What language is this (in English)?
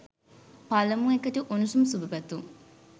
Sinhala